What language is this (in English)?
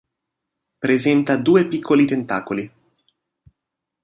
Italian